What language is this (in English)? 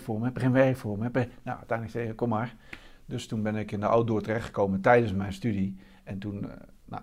Dutch